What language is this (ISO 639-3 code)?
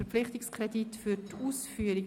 gsw